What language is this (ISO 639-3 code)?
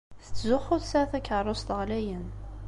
kab